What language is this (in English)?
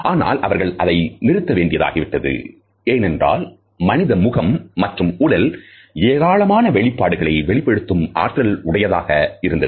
Tamil